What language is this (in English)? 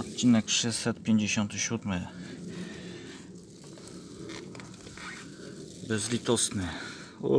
Polish